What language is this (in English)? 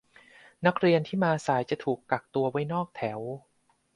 Thai